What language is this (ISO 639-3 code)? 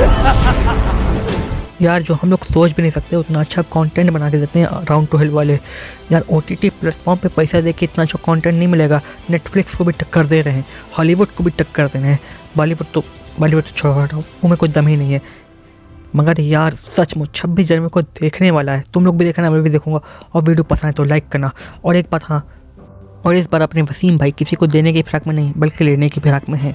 hin